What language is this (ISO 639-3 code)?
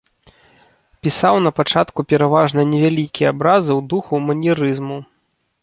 bel